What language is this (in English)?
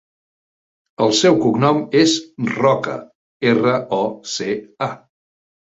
Catalan